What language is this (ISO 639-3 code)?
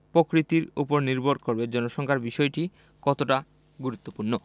ben